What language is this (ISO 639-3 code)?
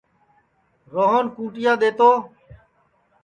ssi